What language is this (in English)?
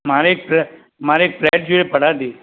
Gujarati